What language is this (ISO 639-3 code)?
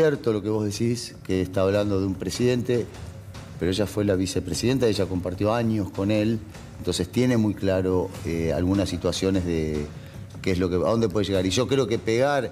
spa